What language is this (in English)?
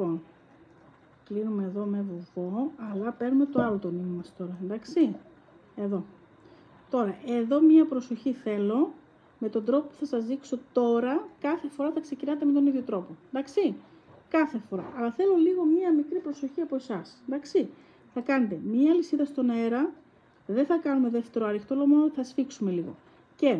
Greek